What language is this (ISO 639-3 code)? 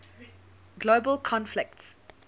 eng